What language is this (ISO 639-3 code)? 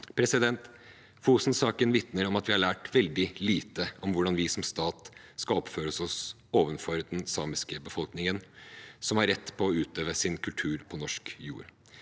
nor